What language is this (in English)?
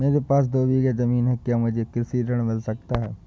Hindi